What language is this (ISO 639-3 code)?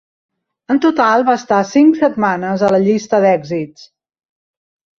cat